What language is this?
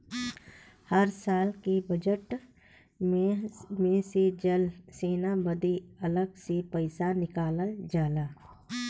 Bhojpuri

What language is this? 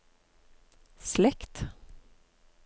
Norwegian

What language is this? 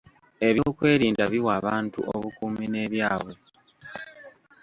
Ganda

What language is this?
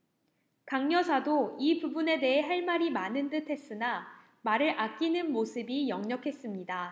Korean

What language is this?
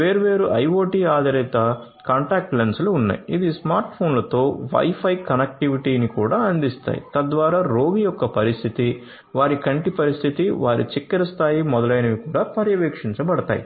Telugu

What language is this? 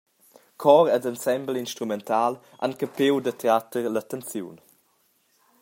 Romansh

